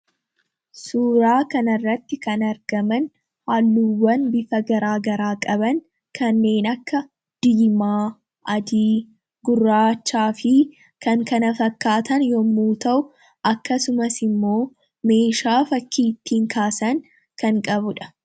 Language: Oromo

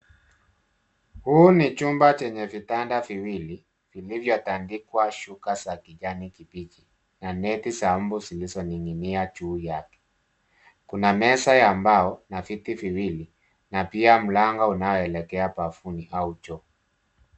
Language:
Swahili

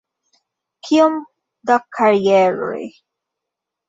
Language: Esperanto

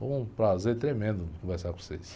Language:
Portuguese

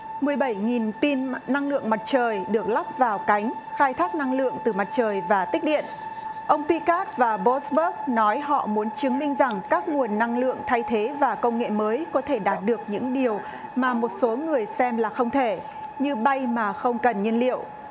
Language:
Vietnamese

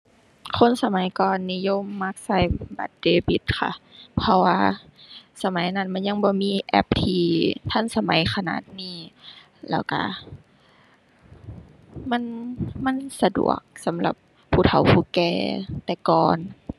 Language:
Thai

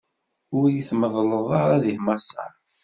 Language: Kabyle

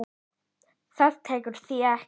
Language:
Icelandic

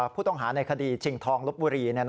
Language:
Thai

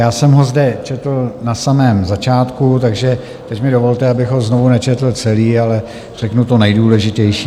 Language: Czech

